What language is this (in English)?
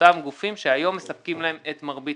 Hebrew